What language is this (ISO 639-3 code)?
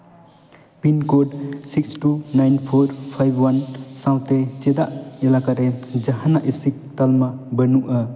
sat